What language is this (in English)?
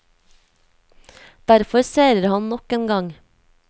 Norwegian